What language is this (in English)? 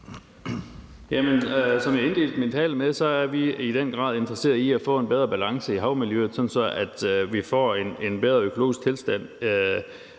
Danish